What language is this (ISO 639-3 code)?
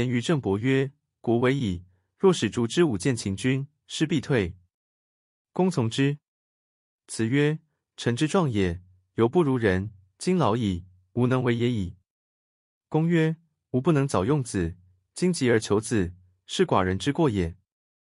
zho